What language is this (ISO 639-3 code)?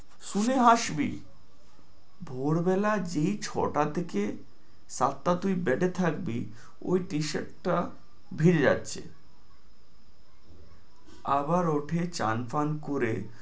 ben